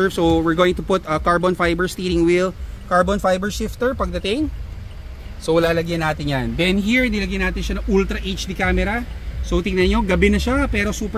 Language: Filipino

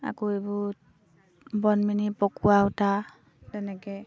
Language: Assamese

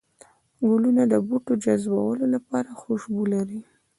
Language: Pashto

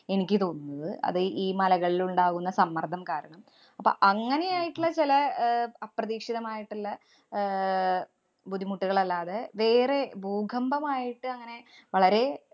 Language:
Malayalam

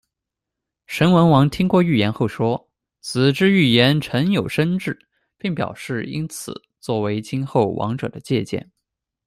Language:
Chinese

